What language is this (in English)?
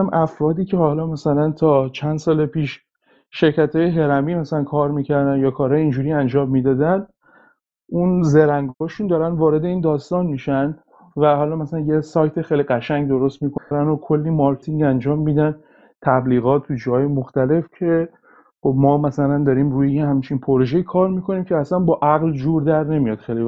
Persian